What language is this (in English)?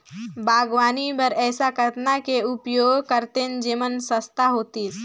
Chhattisgarhi